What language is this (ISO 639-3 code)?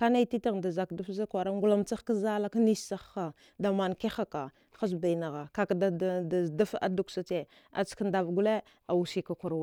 dgh